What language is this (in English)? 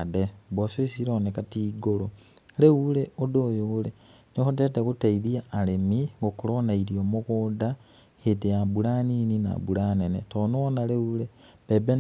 Kikuyu